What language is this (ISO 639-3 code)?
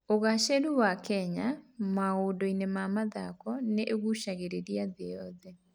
kik